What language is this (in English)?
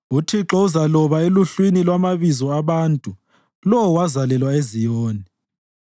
North Ndebele